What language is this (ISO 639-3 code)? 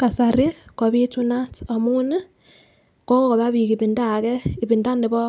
kln